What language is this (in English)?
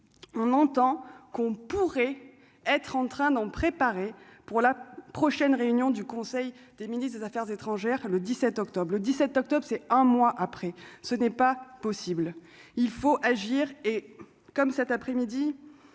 French